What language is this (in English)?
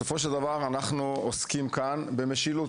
Hebrew